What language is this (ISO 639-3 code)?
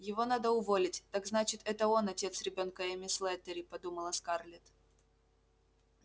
rus